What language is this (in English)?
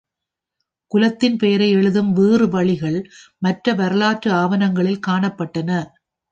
Tamil